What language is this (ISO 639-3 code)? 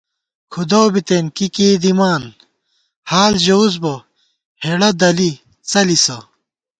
gwt